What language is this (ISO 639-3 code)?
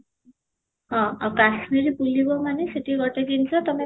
ori